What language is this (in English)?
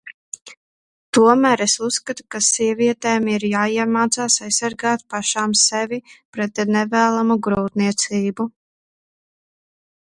Latvian